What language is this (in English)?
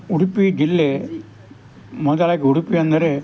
Kannada